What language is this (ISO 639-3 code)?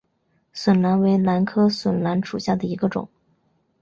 zho